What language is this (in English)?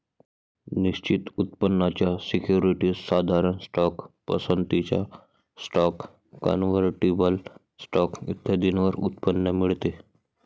Marathi